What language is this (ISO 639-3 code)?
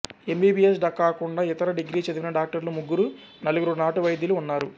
tel